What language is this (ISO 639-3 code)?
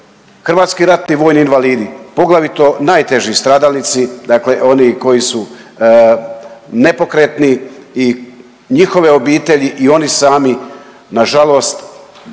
hrv